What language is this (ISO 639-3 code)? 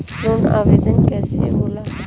bho